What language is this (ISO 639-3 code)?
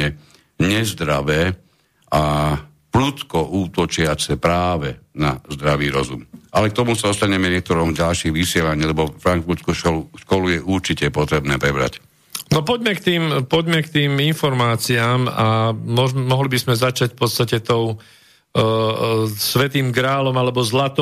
slk